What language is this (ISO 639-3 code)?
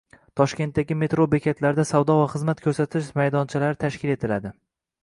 uzb